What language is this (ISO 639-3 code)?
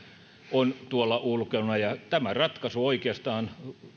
fin